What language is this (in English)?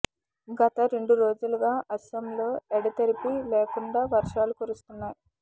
Telugu